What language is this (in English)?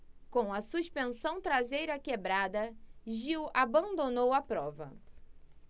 Portuguese